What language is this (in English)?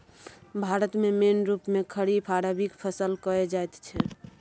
Maithili